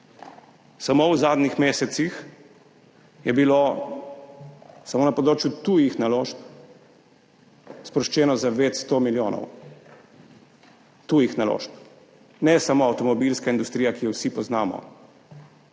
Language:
Slovenian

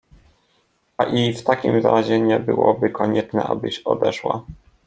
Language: Polish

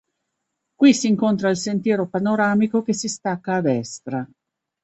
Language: Italian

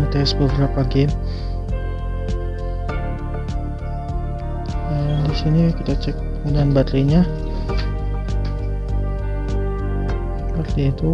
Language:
Indonesian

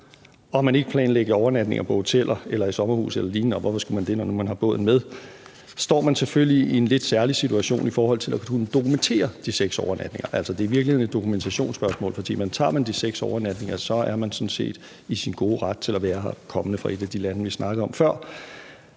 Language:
Danish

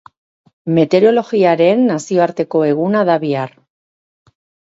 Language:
Basque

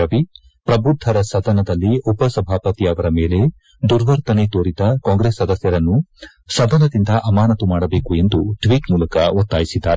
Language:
Kannada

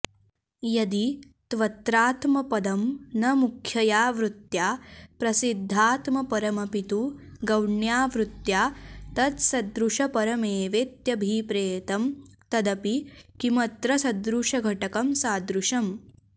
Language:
Sanskrit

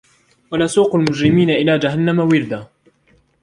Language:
Arabic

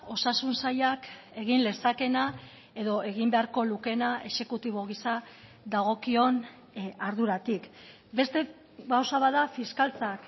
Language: Basque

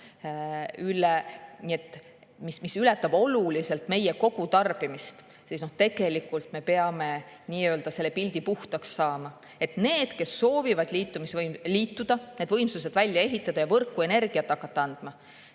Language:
Estonian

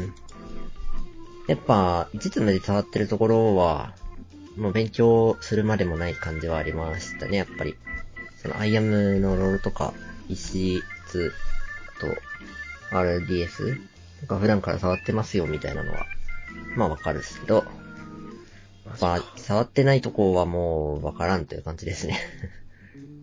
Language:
Japanese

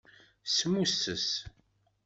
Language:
Kabyle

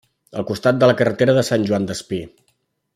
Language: Catalan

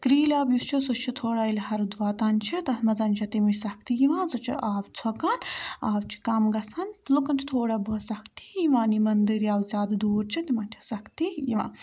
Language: Kashmiri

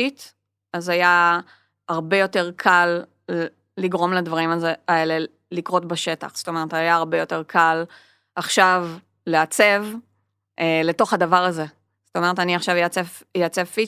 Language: Hebrew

